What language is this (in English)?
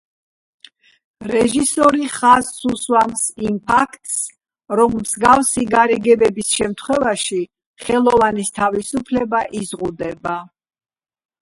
Georgian